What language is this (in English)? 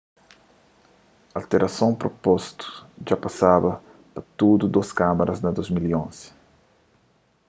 Kabuverdianu